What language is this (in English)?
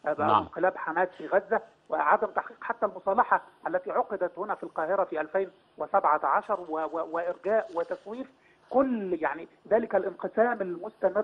Arabic